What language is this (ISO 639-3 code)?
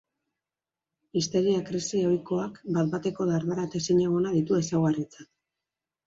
eus